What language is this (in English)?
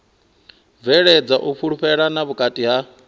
Venda